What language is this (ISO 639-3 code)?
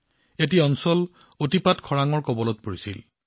asm